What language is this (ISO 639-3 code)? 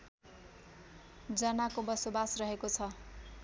nep